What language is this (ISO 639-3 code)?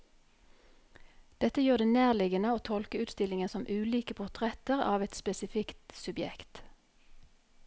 nor